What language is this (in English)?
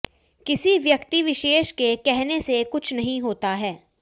Hindi